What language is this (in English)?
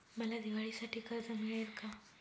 Marathi